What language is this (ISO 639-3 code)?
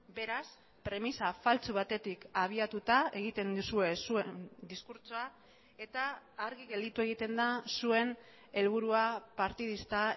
eus